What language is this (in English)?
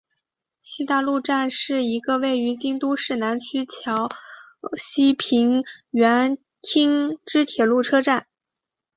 Chinese